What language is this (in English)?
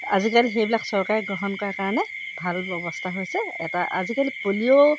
Assamese